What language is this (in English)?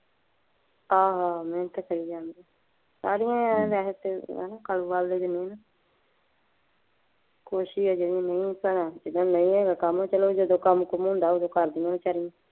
Punjabi